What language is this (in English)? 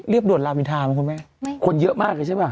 Thai